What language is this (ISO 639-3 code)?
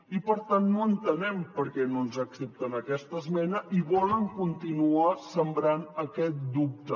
cat